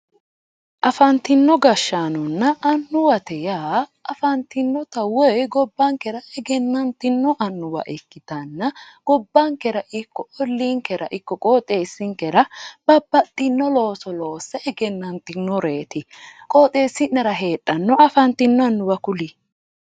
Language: Sidamo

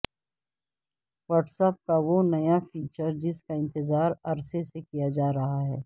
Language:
Urdu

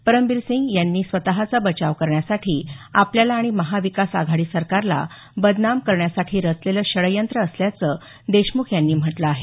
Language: Marathi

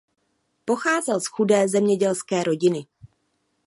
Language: Czech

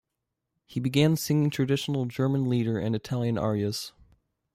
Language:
English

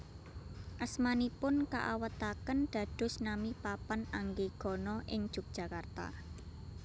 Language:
Javanese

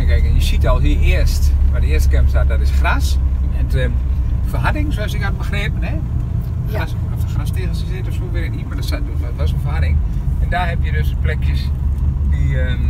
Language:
Dutch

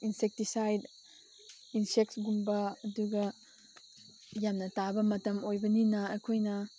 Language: Manipuri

